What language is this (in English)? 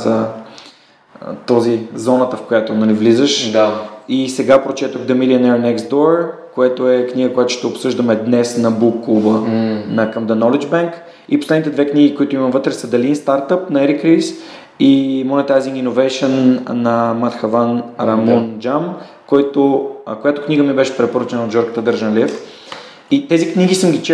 Bulgarian